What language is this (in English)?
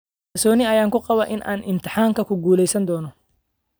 Somali